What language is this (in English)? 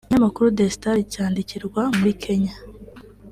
Kinyarwanda